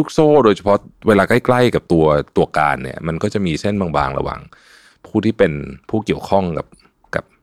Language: Thai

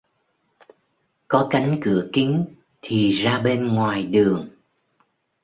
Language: Vietnamese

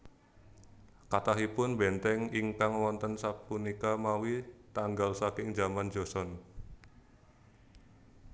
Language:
Javanese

